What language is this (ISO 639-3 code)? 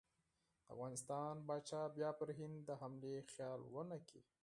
pus